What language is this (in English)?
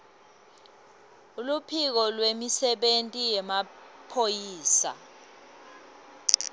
Swati